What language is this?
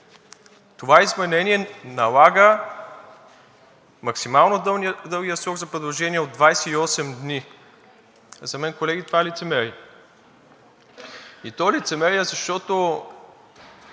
Bulgarian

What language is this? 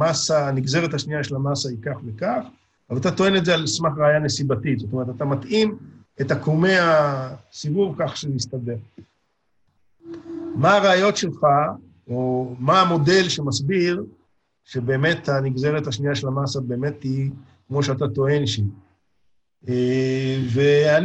Hebrew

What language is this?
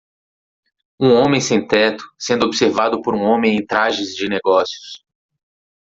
Portuguese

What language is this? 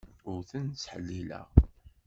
Kabyle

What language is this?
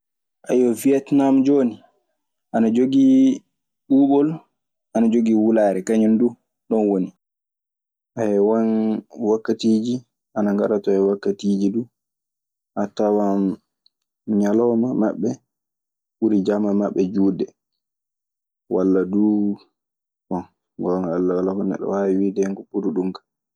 Maasina Fulfulde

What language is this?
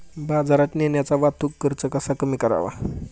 Marathi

